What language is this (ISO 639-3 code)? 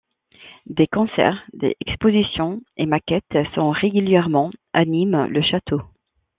fra